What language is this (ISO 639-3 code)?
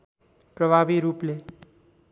nep